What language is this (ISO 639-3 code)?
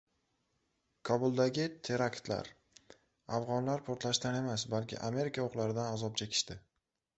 uzb